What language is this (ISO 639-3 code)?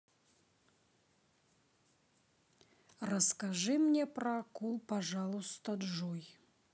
rus